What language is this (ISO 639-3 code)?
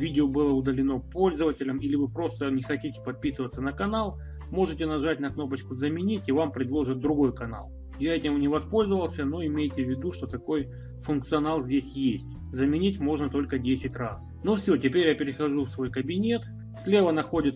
rus